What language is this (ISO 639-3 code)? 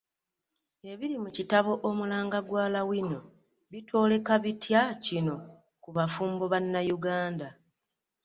lug